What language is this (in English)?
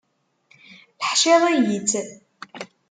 Kabyle